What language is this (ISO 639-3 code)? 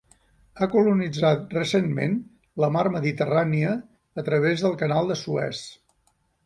cat